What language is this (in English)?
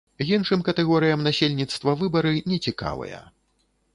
Belarusian